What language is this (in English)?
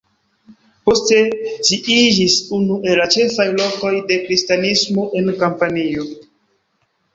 Esperanto